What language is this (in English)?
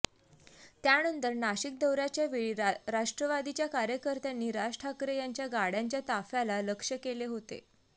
Marathi